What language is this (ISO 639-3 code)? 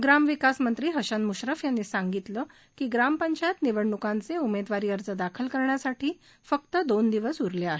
mar